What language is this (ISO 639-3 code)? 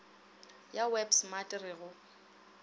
nso